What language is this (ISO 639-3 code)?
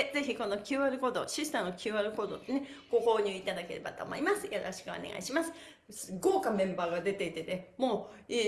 jpn